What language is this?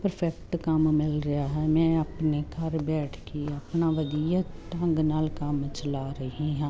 Punjabi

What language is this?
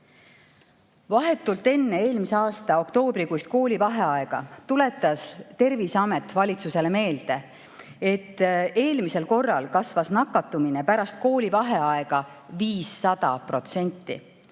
Estonian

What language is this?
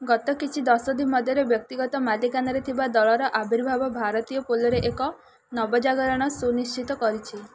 Odia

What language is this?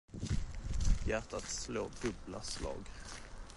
Swedish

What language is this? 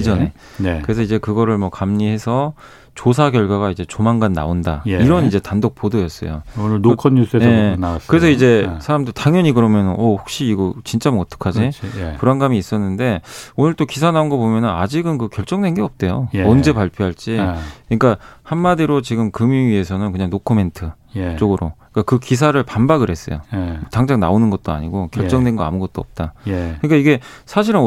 Korean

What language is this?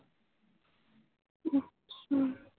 Punjabi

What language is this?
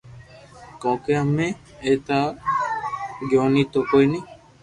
Loarki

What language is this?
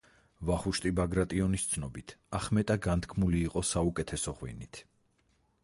Georgian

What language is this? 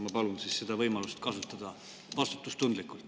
Estonian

